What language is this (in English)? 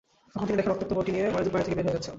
Bangla